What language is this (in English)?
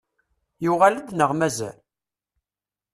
Kabyle